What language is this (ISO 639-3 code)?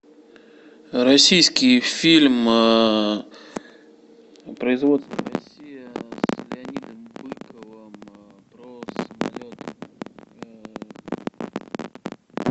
rus